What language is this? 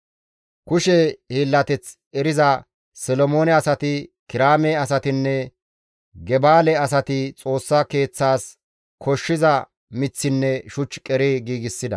Gamo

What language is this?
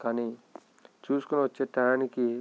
Telugu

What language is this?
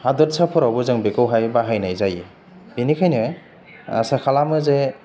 Bodo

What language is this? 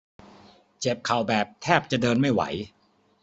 Thai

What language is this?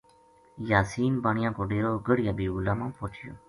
Gujari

